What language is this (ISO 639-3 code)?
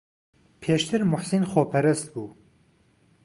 ckb